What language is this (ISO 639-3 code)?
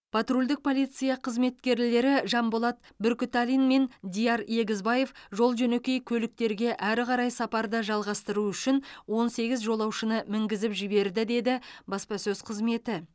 kaz